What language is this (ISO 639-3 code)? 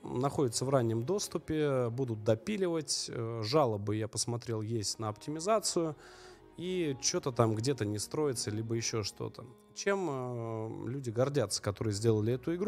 rus